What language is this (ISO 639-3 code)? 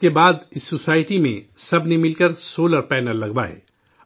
urd